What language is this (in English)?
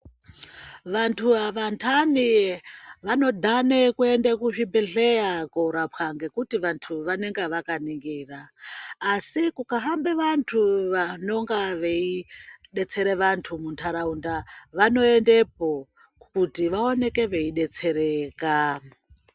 Ndau